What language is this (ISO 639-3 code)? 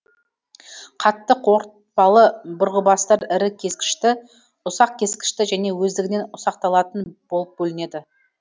kaz